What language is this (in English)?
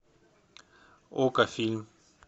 Russian